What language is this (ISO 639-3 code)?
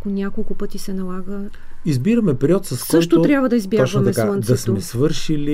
bul